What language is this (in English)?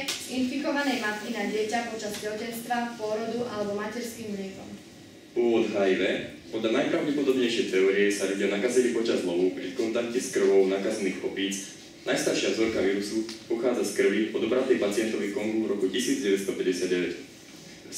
Czech